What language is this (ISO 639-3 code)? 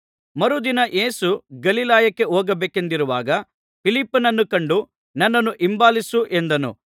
kan